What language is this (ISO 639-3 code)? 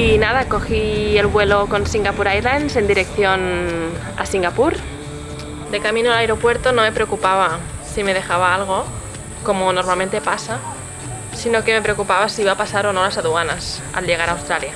spa